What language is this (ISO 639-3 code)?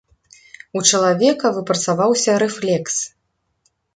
bel